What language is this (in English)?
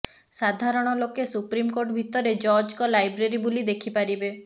Odia